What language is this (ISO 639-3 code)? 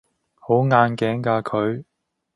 yue